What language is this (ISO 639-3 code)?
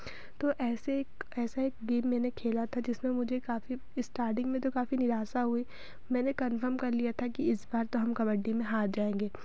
hin